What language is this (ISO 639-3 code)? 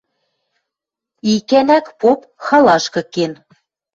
mrj